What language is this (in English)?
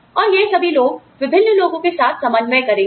Hindi